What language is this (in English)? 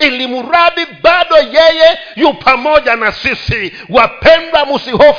Swahili